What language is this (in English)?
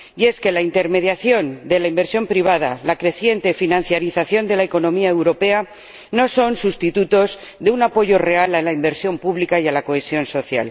Spanish